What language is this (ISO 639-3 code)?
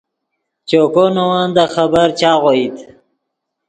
ydg